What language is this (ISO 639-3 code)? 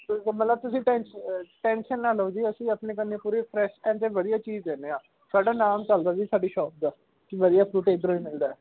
pan